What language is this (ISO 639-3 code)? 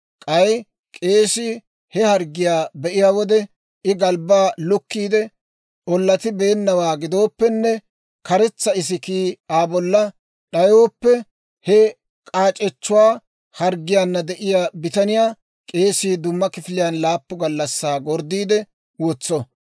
dwr